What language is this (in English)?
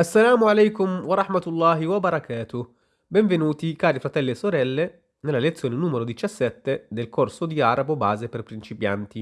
Italian